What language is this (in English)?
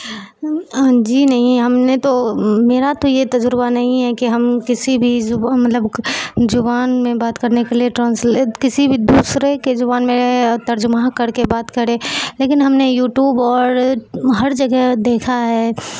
Urdu